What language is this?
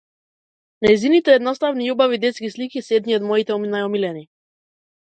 Macedonian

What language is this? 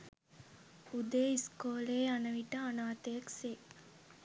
Sinhala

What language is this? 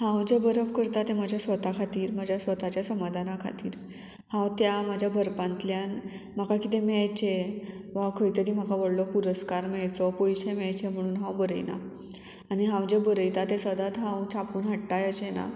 Konkani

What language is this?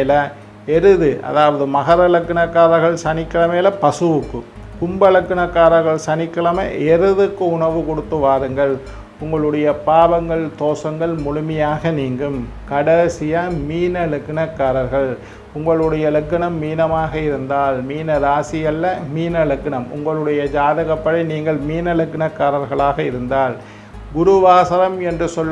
Indonesian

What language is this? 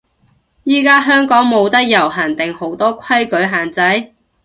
Cantonese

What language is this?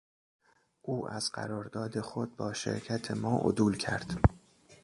Persian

